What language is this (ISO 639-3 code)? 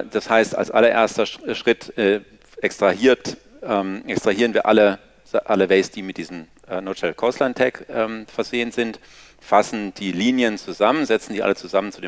deu